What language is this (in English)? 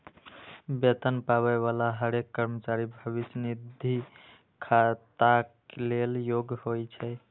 Maithili